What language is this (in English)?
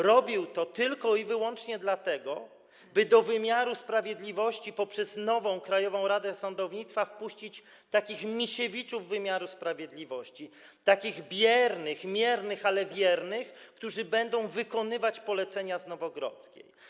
Polish